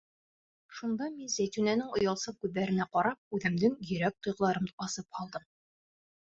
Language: Bashkir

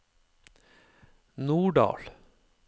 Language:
Norwegian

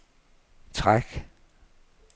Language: Danish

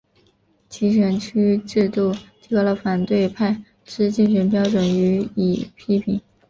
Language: Chinese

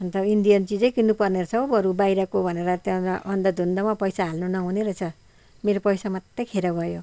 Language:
Nepali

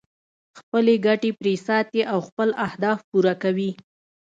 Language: Pashto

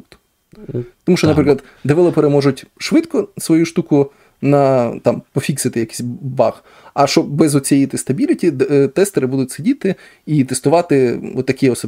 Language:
Ukrainian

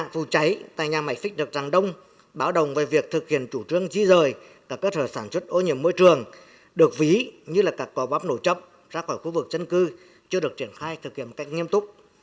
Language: Vietnamese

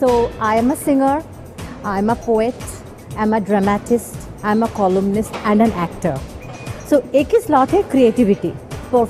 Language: Hindi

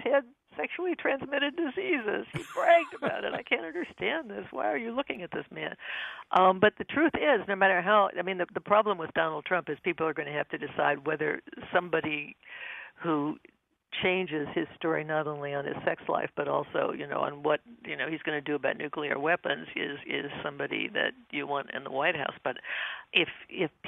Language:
English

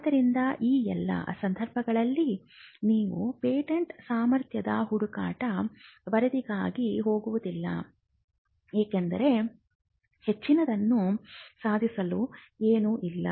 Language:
Kannada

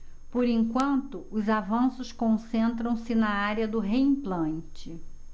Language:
Portuguese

